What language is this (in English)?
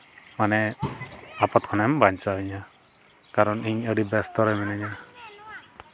Santali